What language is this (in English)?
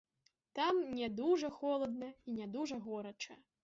Belarusian